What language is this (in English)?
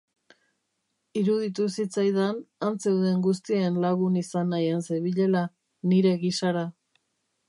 Basque